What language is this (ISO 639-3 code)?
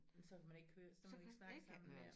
dan